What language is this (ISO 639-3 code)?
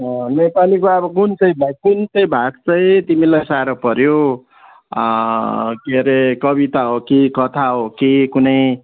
nep